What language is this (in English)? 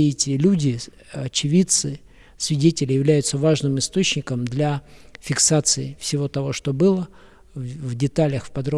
Russian